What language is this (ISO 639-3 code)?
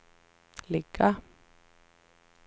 swe